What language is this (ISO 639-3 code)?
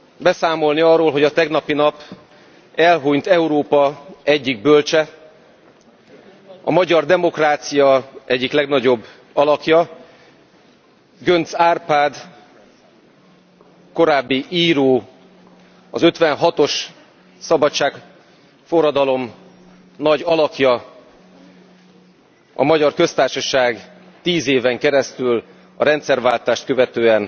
hun